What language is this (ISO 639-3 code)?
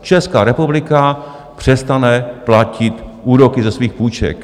ces